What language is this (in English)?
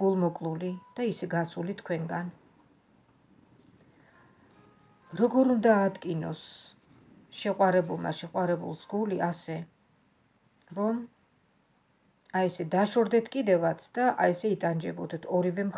Romanian